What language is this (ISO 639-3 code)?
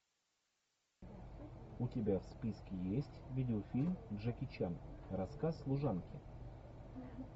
rus